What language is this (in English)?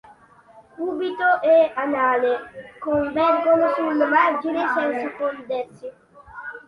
Italian